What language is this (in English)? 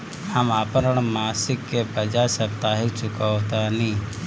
Bhojpuri